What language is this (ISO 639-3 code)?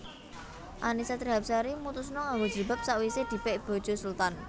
jav